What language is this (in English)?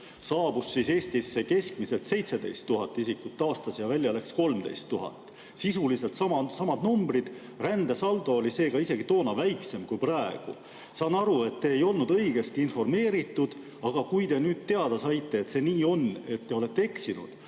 Estonian